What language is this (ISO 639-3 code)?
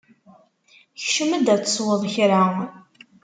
kab